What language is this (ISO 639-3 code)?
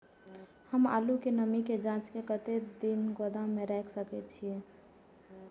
mai